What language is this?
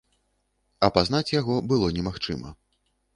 Belarusian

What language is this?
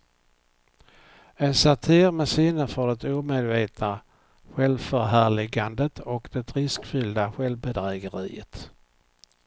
Swedish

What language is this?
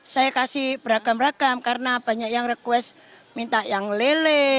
Indonesian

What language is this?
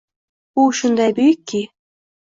Uzbek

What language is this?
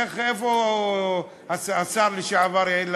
Hebrew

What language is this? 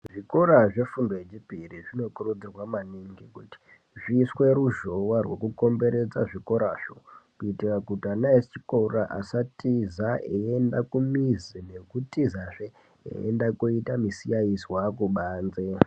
Ndau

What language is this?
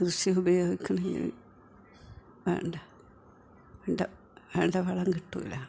Malayalam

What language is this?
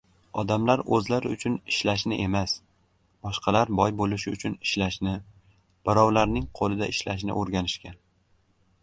Uzbek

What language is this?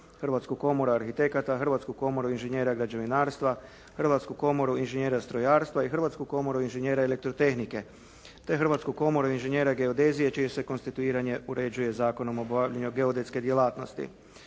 Croatian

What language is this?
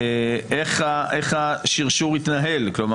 Hebrew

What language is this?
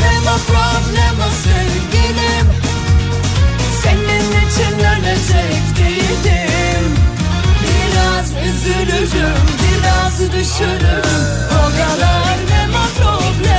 Turkish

